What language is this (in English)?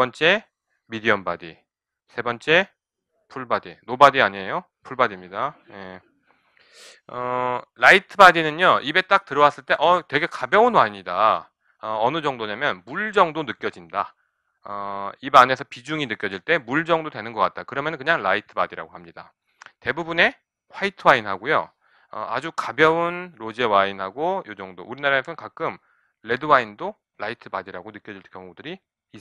Korean